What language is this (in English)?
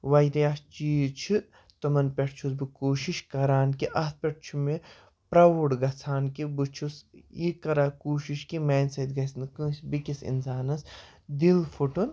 Kashmiri